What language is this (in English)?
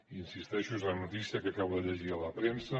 Catalan